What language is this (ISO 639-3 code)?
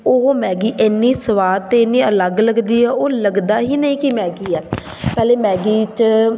pan